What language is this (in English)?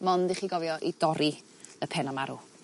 Welsh